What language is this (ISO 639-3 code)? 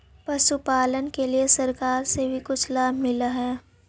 mag